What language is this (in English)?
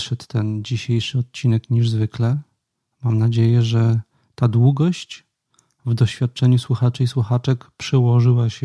Polish